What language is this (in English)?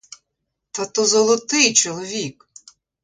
Ukrainian